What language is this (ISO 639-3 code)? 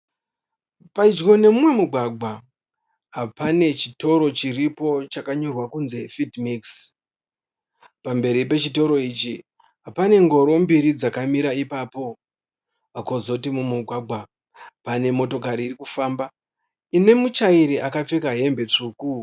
sna